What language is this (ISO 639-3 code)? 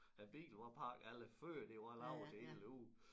dan